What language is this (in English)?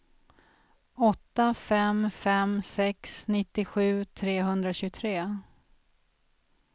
Swedish